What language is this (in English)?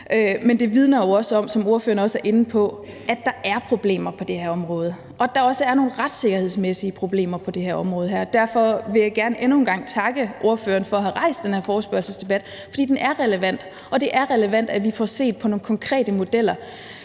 Danish